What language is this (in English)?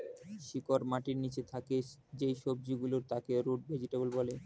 Bangla